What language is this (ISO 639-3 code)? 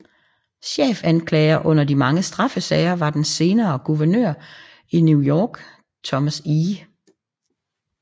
dan